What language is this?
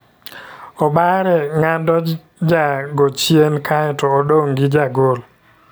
Luo (Kenya and Tanzania)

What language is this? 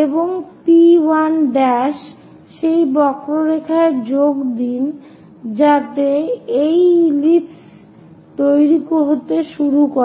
Bangla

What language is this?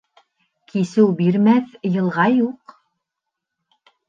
Bashkir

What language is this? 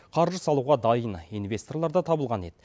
Kazakh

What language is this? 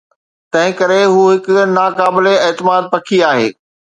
Sindhi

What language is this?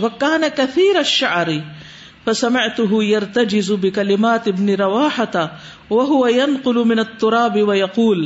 Urdu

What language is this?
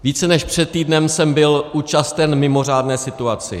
Czech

